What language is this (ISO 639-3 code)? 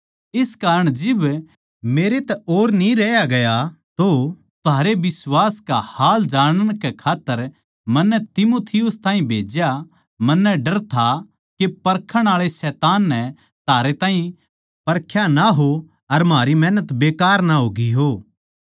bgc